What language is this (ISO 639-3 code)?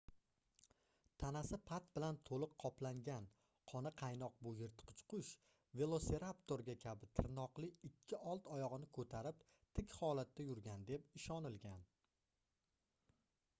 uzb